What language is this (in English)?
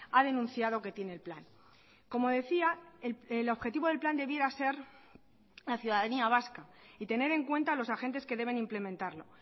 Spanish